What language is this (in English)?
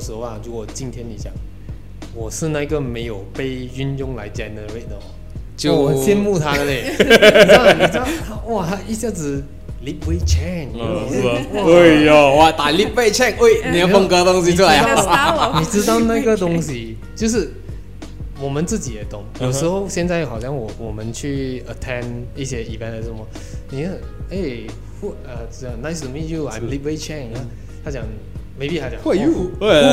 Chinese